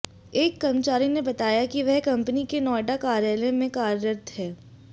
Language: Hindi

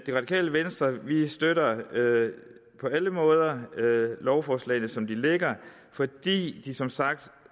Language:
Danish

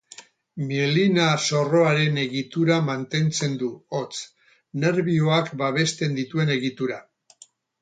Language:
Basque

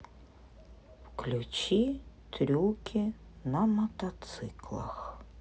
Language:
Russian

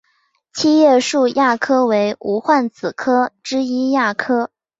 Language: Chinese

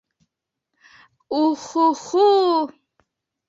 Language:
Bashkir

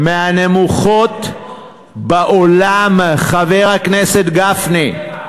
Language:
Hebrew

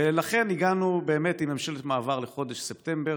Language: Hebrew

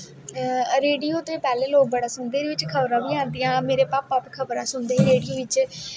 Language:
Dogri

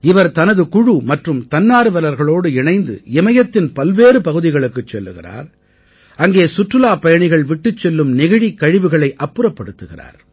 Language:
Tamil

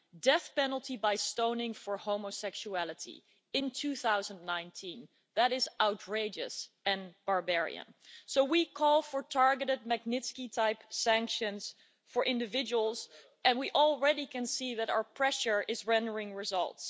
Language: English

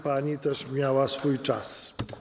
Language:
Polish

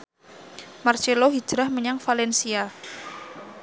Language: Javanese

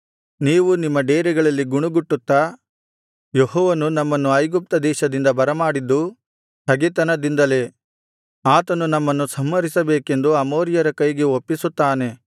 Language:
Kannada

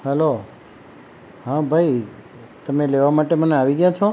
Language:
Gujarati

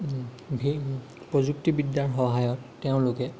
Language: Assamese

